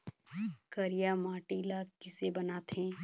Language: Chhattisgarhi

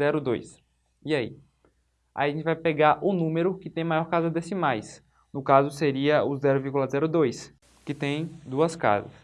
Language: Portuguese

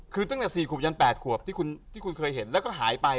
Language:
Thai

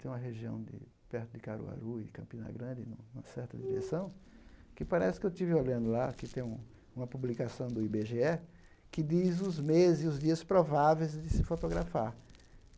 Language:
Portuguese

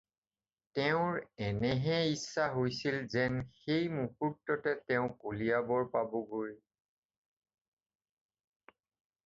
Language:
Assamese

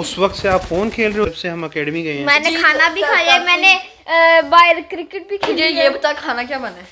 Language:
Hindi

